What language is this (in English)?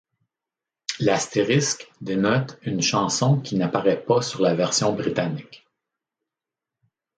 French